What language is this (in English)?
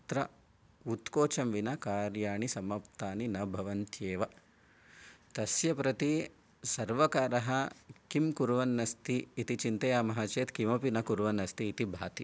Sanskrit